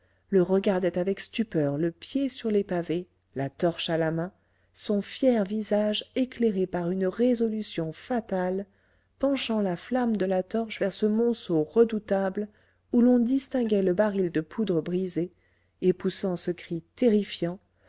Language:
French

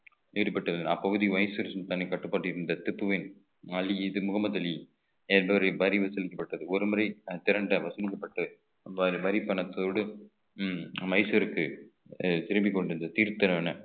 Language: Tamil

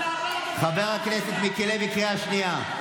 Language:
Hebrew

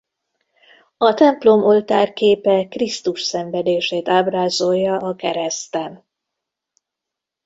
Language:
Hungarian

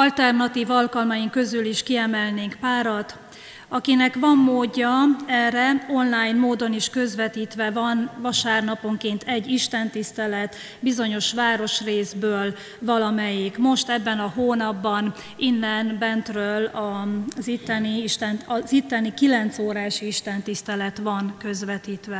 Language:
Hungarian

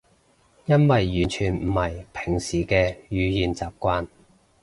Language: Cantonese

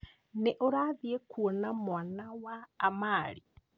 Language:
Kikuyu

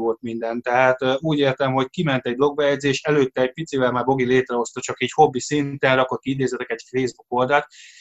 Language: Hungarian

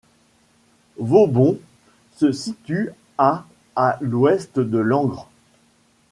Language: French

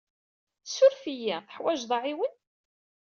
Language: Kabyle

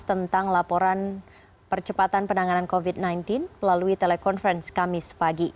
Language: Indonesian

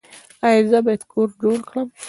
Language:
Pashto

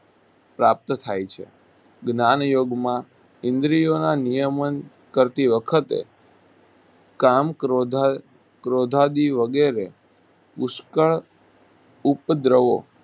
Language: Gujarati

